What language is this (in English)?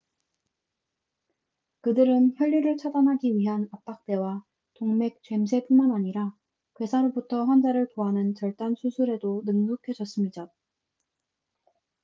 Korean